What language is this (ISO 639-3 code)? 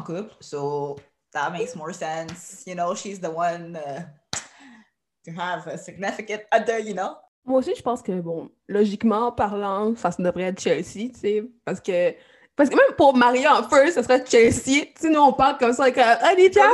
fra